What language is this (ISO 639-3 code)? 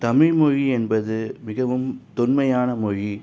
tam